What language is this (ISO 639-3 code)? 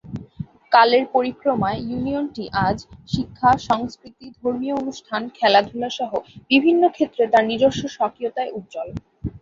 ben